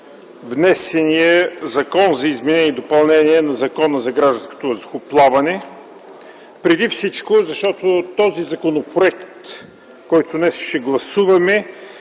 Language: Bulgarian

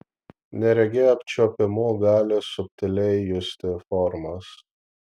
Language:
Lithuanian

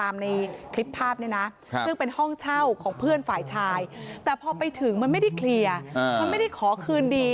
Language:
Thai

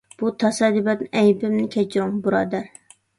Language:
Uyghur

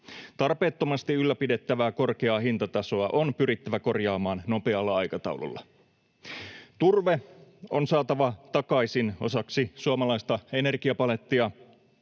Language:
Finnish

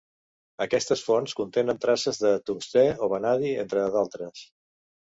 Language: Catalan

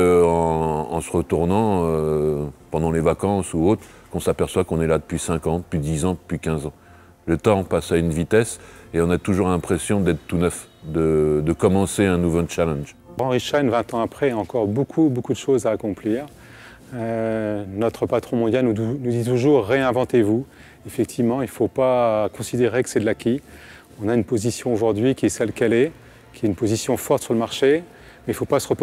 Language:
French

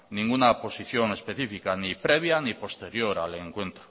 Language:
Spanish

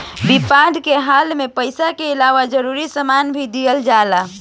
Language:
Bhojpuri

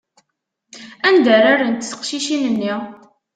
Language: Kabyle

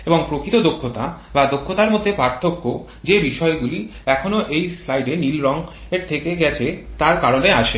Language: Bangla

